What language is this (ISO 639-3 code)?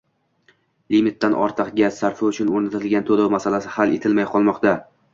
uzb